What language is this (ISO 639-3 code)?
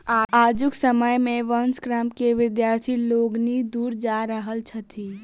mai